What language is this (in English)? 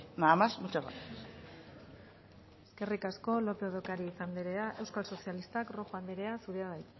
Basque